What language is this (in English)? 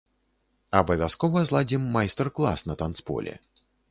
Belarusian